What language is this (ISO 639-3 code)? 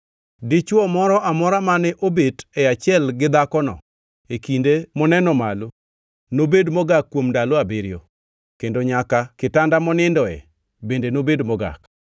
luo